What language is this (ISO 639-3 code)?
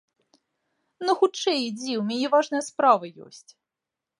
bel